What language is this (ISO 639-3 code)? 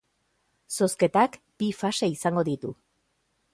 eus